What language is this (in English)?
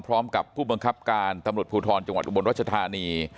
Thai